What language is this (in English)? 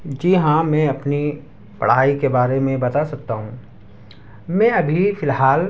Urdu